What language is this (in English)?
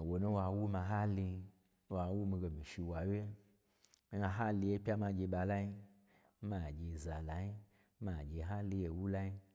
Gbagyi